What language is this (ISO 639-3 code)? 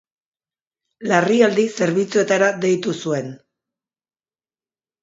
eus